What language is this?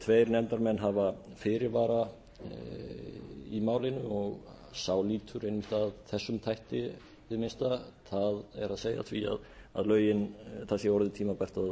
Icelandic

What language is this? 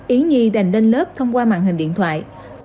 Vietnamese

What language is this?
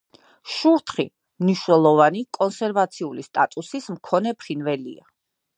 Georgian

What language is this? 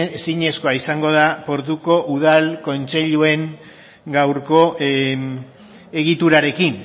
Basque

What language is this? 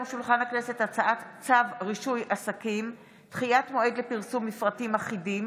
Hebrew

